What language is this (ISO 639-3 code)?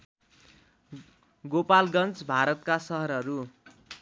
nep